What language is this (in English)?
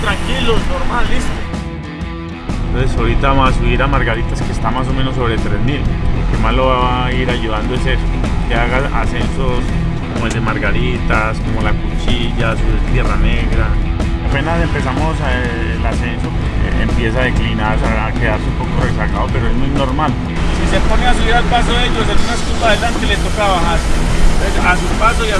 Spanish